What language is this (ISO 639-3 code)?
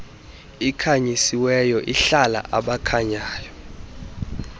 xho